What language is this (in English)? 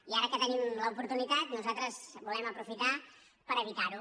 Catalan